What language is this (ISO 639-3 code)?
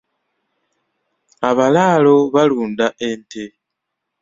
lug